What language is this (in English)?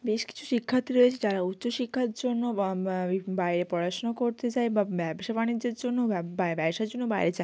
Bangla